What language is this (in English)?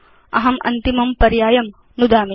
Sanskrit